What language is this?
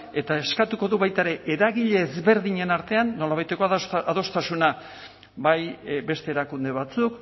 Basque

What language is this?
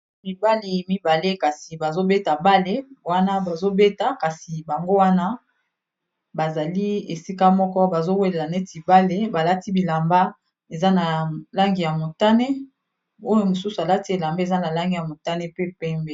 Lingala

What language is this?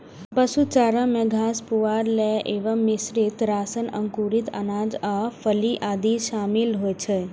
Maithili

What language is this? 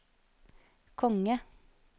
Norwegian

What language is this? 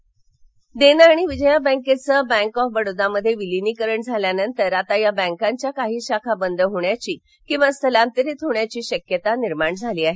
Marathi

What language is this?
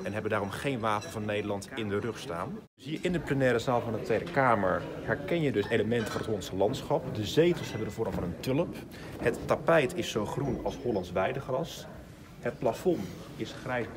Dutch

